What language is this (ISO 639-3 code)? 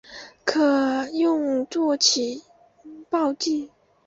zho